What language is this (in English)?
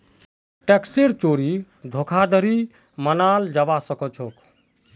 Magahi